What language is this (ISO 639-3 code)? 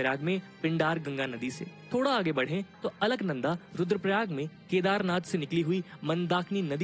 hin